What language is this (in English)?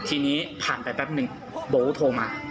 Thai